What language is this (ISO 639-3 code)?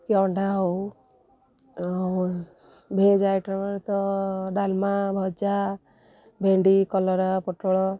ori